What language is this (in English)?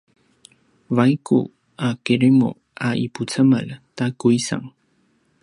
Paiwan